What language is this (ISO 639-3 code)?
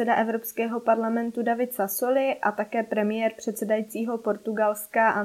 ces